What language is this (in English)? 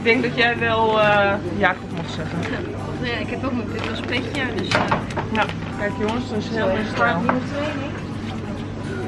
Dutch